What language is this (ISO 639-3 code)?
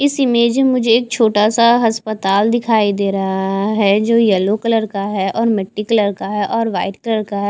hin